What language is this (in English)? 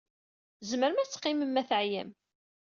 Kabyle